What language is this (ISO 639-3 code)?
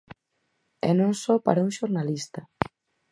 glg